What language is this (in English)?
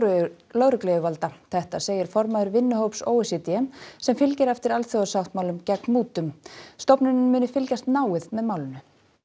Icelandic